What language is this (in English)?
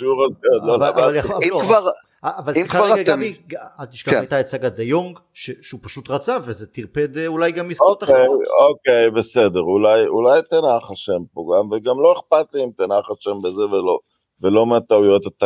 Hebrew